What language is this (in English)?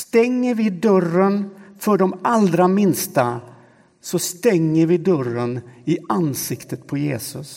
Swedish